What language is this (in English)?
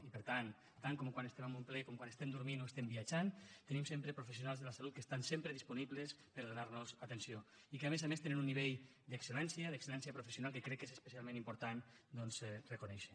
Catalan